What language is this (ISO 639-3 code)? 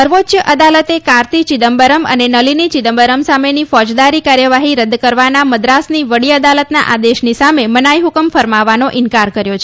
guj